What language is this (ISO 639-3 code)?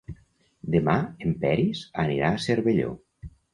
cat